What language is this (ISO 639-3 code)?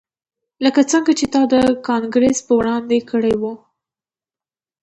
pus